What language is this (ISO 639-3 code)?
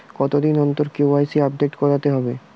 ben